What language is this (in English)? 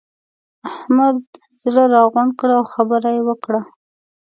Pashto